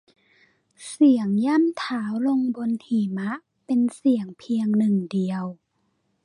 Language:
Thai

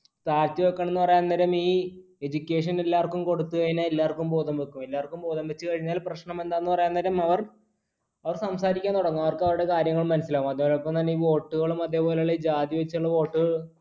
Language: Malayalam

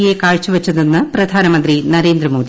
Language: Malayalam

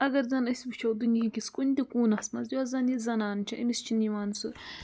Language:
Kashmiri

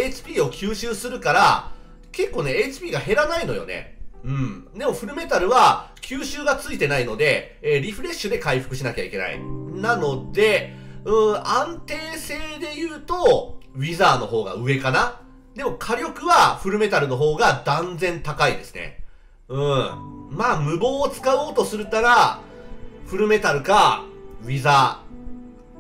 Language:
Japanese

